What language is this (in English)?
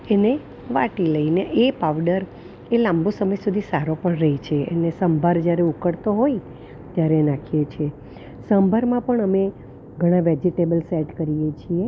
Gujarati